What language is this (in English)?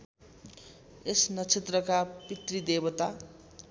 Nepali